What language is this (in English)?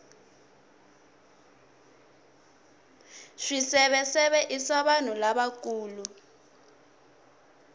Tsonga